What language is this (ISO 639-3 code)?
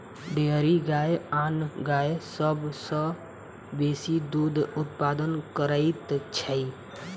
mai